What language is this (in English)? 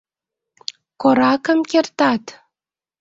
Mari